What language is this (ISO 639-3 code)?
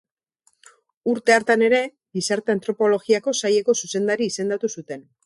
eus